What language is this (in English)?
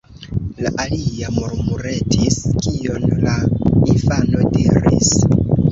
Esperanto